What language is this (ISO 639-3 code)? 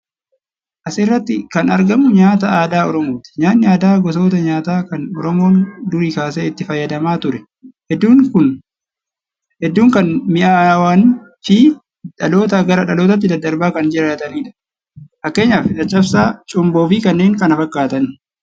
orm